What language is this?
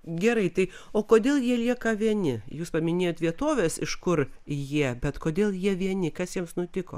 Lithuanian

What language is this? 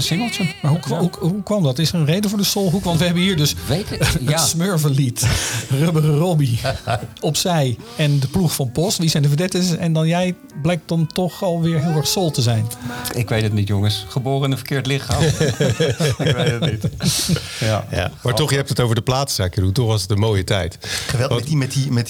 Dutch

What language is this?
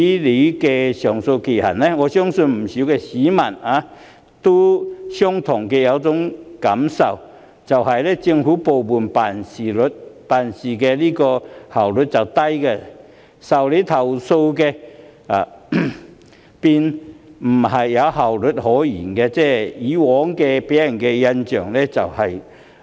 Cantonese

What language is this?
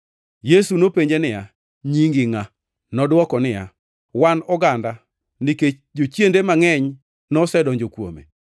Luo (Kenya and Tanzania)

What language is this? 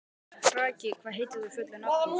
Icelandic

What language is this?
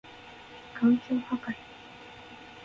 Japanese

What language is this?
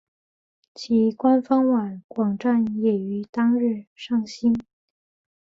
Chinese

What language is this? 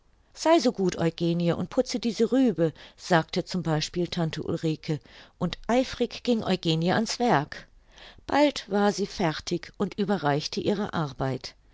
German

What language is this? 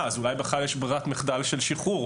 Hebrew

